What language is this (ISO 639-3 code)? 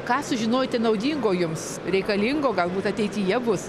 lit